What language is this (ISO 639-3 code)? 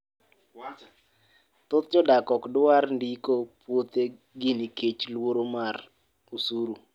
luo